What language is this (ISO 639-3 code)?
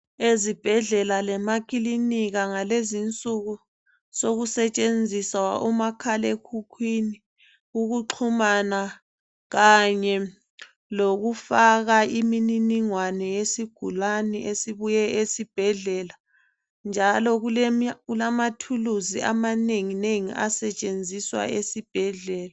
nde